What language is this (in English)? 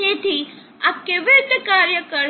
Gujarati